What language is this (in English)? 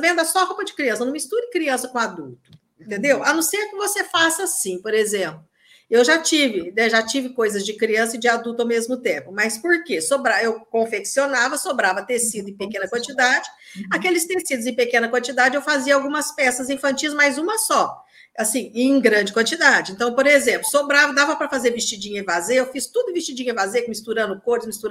Portuguese